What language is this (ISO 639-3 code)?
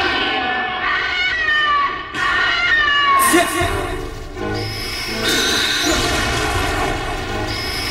jpn